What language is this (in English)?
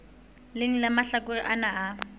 Southern Sotho